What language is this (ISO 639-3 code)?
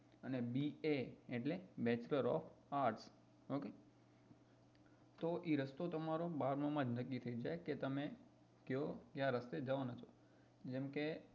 guj